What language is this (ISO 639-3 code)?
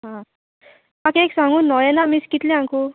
kok